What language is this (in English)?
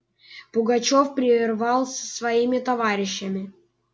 Russian